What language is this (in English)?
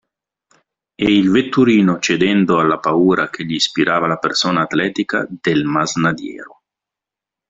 Italian